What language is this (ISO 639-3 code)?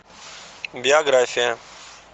rus